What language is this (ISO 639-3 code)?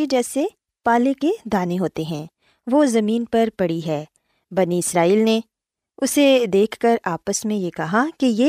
urd